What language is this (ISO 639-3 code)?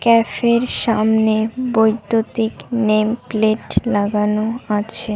ben